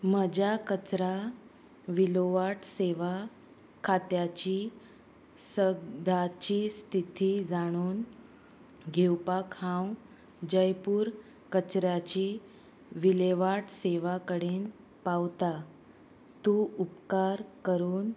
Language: Konkani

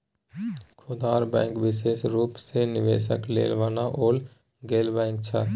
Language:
Maithili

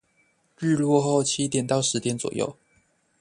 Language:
Chinese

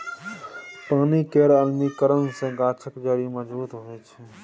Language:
Maithili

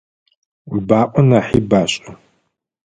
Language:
Adyghe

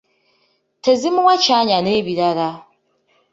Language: Ganda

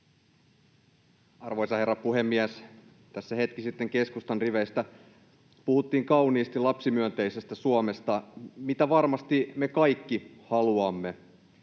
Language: Finnish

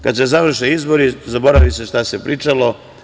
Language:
Serbian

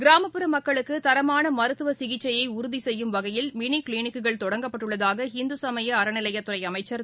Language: Tamil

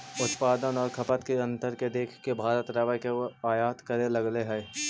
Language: Magahi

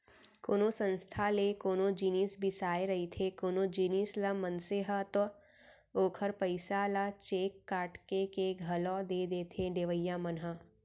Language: Chhattisgarhi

